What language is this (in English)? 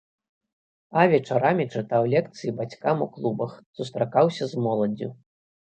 Belarusian